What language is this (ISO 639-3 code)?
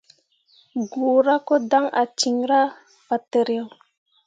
mua